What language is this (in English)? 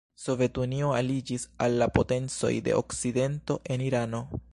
Esperanto